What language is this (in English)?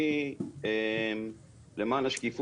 Hebrew